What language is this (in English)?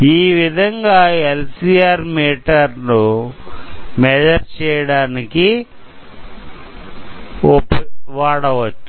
Telugu